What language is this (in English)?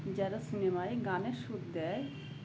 Bangla